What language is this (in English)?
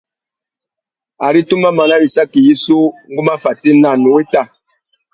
Tuki